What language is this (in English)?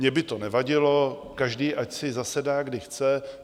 Czech